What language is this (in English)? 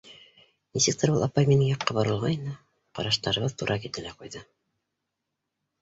Bashkir